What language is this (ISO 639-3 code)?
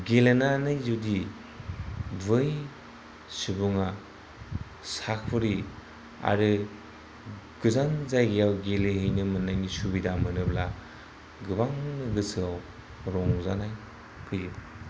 brx